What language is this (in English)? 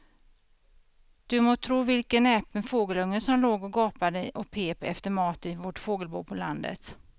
Swedish